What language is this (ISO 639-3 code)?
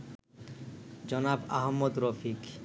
ben